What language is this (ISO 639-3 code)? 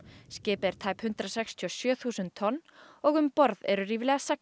isl